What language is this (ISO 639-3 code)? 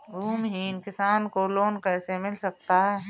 hin